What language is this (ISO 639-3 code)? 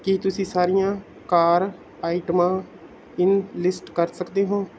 pan